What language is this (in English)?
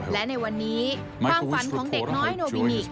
Thai